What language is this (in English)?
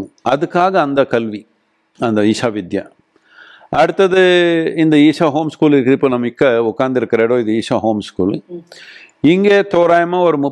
Tamil